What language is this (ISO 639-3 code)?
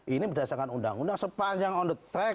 ind